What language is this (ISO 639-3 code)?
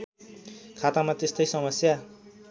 nep